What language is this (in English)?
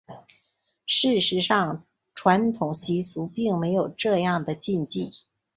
Chinese